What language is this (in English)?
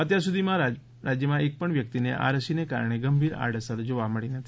Gujarati